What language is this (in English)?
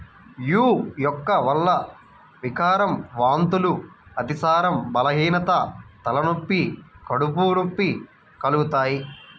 Telugu